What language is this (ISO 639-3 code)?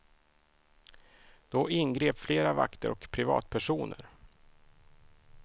swe